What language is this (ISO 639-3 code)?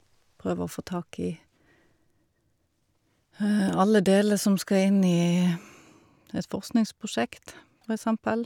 nor